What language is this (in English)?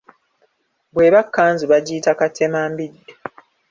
Ganda